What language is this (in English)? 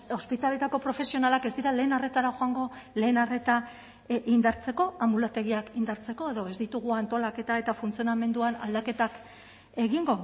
Basque